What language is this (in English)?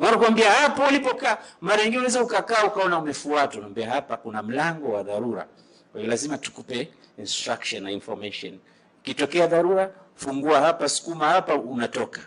Swahili